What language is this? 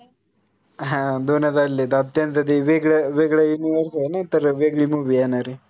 Marathi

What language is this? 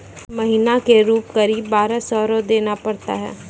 Maithili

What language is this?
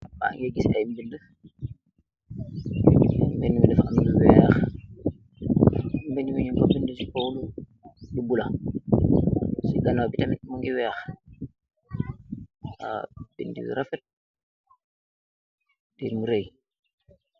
Wolof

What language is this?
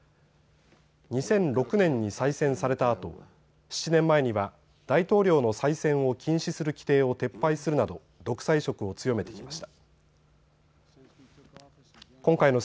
Japanese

